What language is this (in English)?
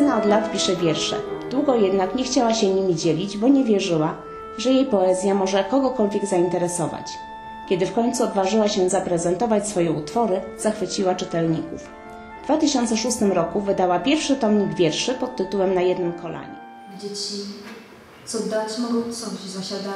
Polish